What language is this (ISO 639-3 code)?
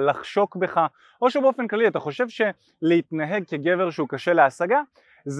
heb